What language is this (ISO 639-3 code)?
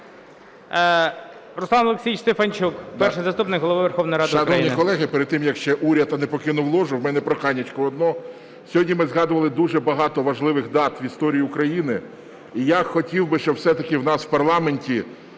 ukr